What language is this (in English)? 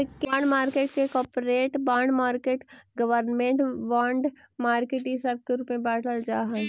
Magahi